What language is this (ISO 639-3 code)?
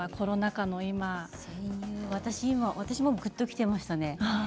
jpn